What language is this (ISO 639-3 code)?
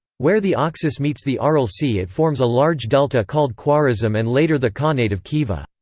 eng